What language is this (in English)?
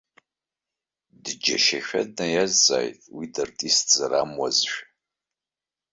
Abkhazian